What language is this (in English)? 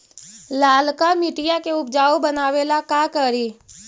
Magahi